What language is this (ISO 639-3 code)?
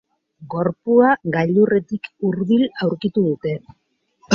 eus